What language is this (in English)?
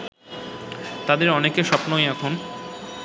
Bangla